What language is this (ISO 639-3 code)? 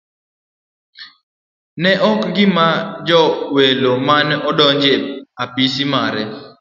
luo